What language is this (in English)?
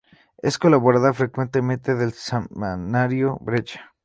Spanish